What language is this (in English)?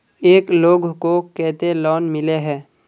Magahi